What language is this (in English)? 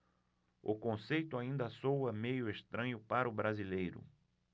Portuguese